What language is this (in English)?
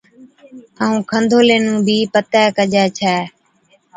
Od